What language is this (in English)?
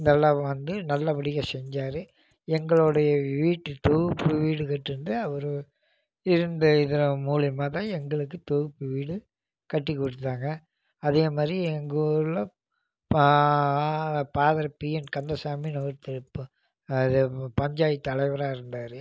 Tamil